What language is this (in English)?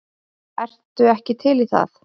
Icelandic